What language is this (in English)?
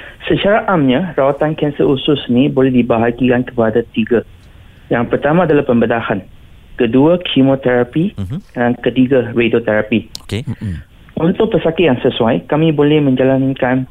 Malay